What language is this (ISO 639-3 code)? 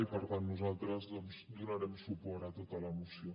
cat